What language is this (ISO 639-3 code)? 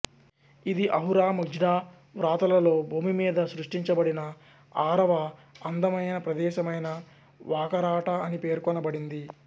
tel